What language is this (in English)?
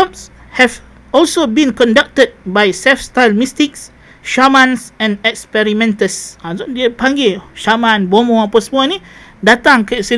Malay